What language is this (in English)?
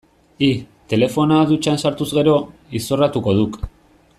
Basque